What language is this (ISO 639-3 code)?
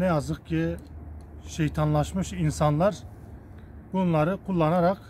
tur